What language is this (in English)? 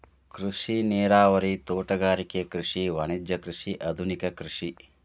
Kannada